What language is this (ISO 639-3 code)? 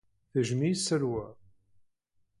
kab